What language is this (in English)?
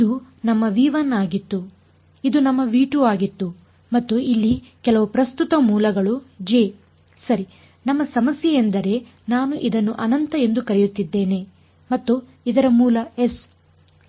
Kannada